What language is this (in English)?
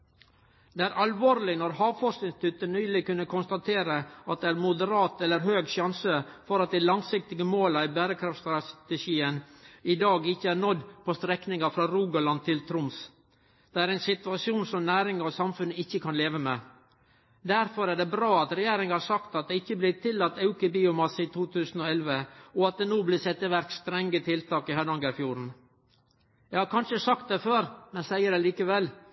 Norwegian Nynorsk